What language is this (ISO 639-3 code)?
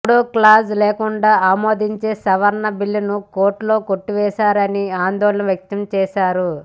tel